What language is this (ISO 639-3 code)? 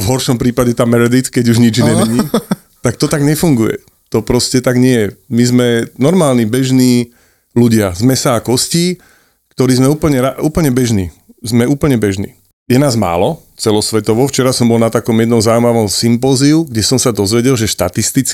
slk